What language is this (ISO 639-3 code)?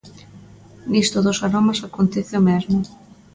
glg